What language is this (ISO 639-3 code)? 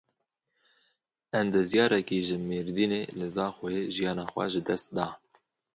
kur